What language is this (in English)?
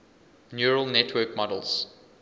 English